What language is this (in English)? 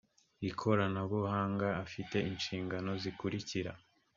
Kinyarwanda